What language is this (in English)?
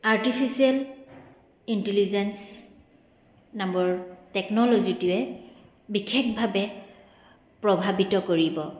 Assamese